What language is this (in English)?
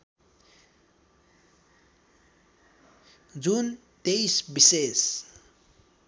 Nepali